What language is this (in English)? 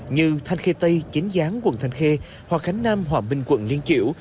Vietnamese